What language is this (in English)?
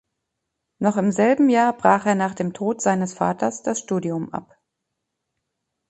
German